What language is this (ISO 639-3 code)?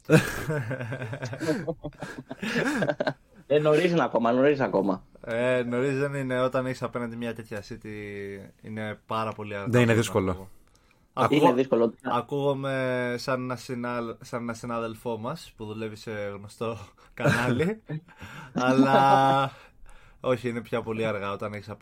ell